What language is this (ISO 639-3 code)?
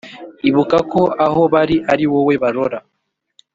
kin